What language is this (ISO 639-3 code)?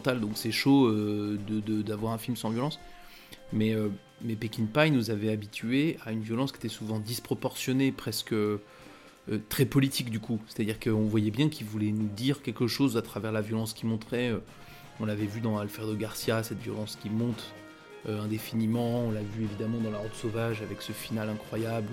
fra